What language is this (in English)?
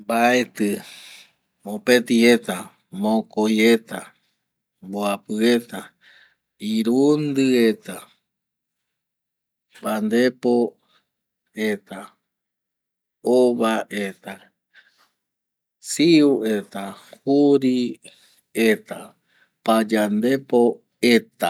Eastern Bolivian Guaraní